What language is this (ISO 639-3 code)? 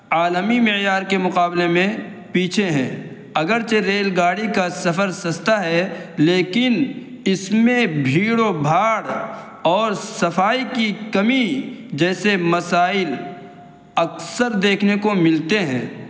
urd